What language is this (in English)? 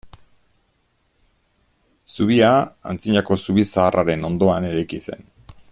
Basque